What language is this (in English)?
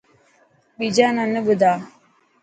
Dhatki